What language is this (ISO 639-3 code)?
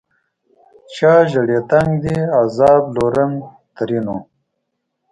pus